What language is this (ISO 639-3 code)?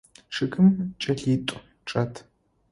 ady